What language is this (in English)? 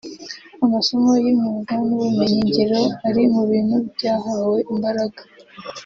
Kinyarwanda